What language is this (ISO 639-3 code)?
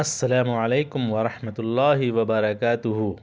urd